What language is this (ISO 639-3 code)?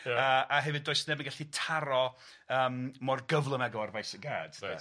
cym